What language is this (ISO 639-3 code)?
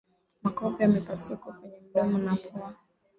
swa